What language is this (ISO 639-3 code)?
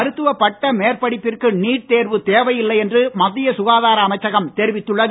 tam